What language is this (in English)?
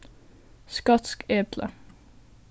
Faroese